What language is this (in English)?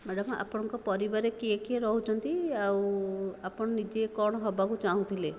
Odia